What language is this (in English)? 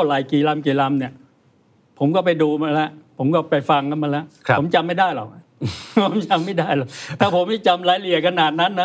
Thai